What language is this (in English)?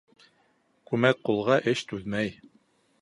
Bashkir